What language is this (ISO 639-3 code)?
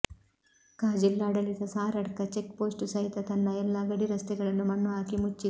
kan